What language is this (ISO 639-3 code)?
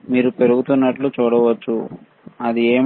tel